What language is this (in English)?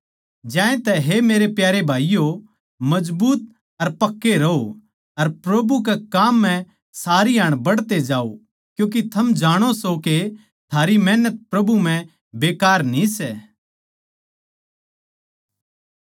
Haryanvi